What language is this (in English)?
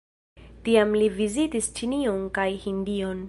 Esperanto